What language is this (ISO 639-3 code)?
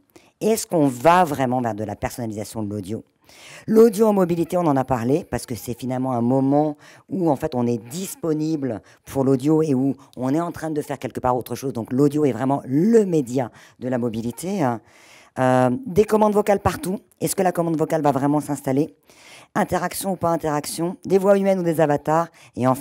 fra